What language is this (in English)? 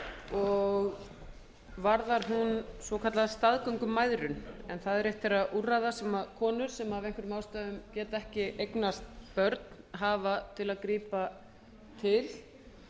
Icelandic